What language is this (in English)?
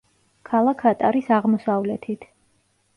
Georgian